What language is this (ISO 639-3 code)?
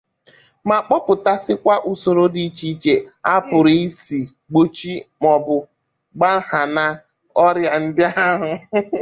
ibo